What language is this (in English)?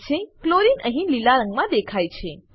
Gujarati